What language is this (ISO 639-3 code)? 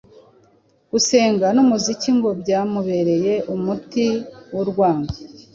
kin